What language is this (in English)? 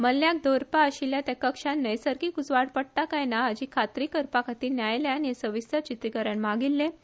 Konkani